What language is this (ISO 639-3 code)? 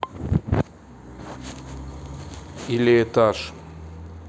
rus